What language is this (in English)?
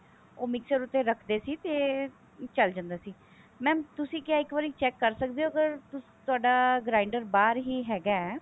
Punjabi